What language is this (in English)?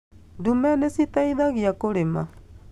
Kikuyu